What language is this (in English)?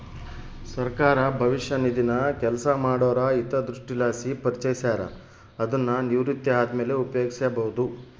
Kannada